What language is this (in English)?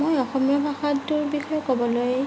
Assamese